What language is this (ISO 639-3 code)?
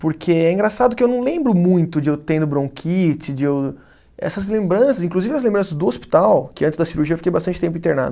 por